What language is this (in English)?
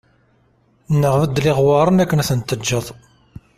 Kabyle